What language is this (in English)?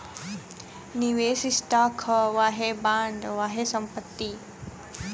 Bhojpuri